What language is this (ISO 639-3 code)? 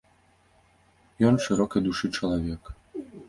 bel